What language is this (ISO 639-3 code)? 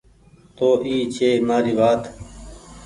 gig